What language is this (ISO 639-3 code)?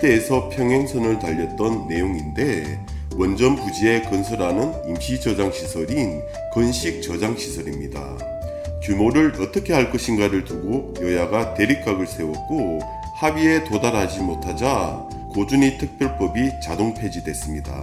kor